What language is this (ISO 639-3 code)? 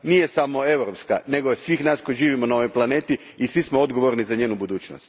hrv